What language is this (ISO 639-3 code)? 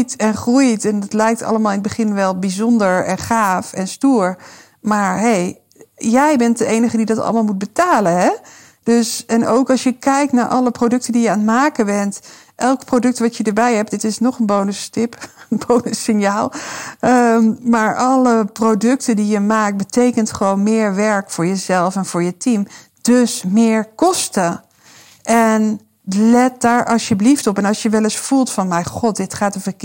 nld